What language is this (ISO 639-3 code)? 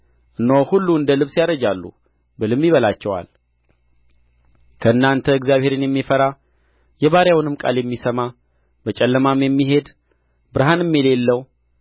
amh